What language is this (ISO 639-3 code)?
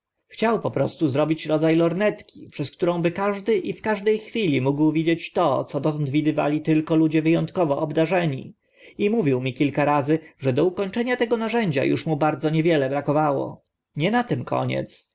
pol